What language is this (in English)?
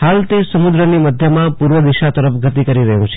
Gujarati